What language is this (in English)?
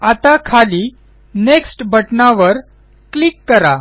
Marathi